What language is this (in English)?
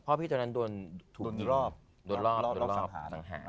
Thai